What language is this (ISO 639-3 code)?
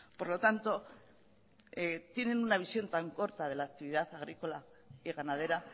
spa